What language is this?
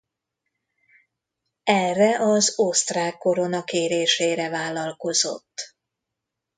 Hungarian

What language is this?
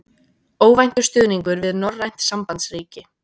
Icelandic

